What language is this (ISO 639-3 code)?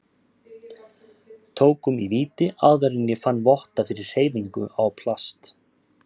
isl